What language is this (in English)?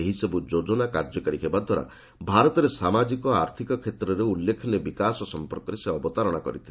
Odia